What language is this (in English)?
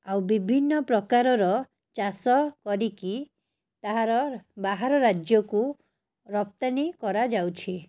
Odia